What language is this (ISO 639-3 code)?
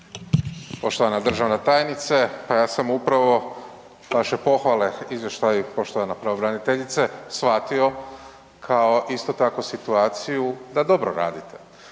hrv